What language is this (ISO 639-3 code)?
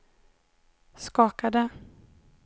swe